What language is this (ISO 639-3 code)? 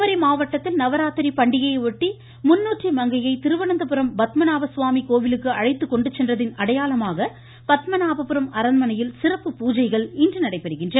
tam